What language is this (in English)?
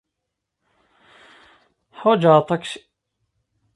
Kabyle